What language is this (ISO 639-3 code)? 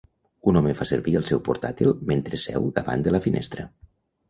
cat